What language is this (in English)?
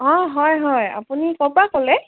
Assamese